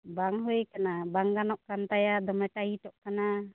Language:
Santali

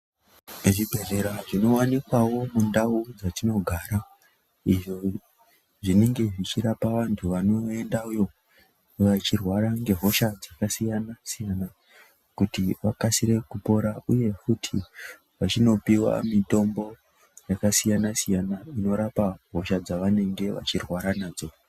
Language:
Ndau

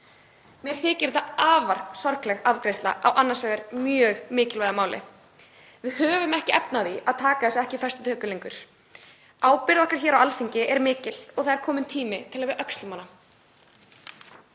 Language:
Icelandic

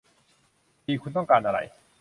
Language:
Thai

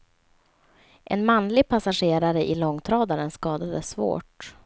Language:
Swedish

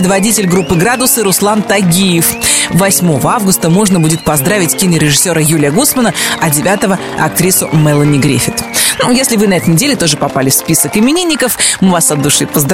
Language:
Russian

